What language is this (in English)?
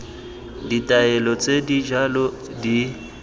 Tswana